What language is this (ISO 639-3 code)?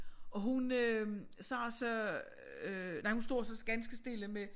dan